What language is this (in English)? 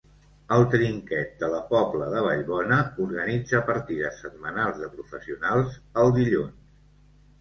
Catalan